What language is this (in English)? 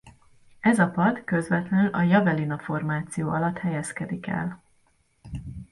Hungarian